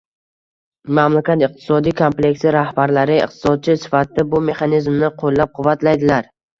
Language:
Uzbek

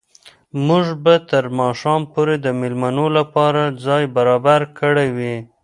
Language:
Pashto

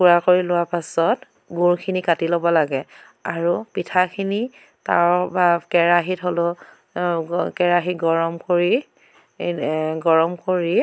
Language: Assamese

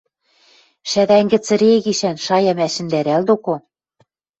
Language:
Western Mari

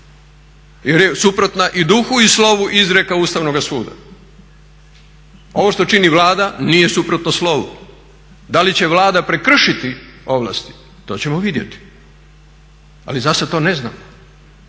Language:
Croatian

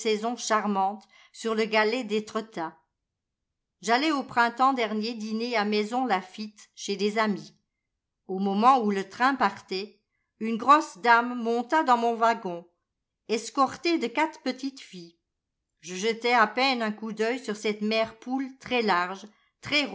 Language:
French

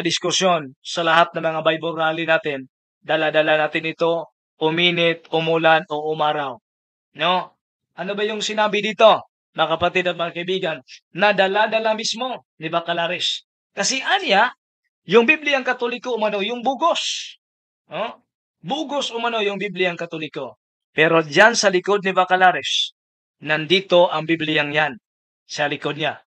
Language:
Filipino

